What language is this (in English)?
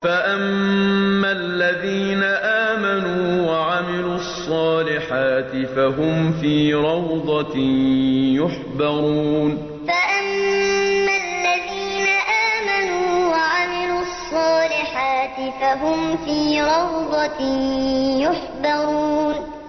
Arabic